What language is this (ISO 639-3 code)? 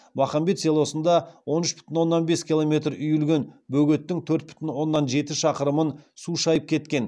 kaz